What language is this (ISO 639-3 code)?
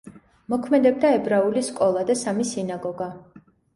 kat